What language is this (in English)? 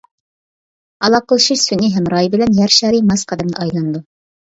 Uyghur